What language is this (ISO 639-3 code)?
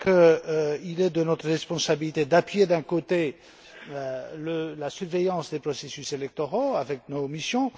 fra